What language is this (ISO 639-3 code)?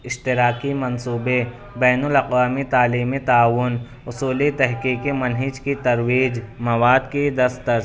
urd